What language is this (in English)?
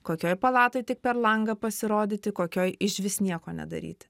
Lithuanian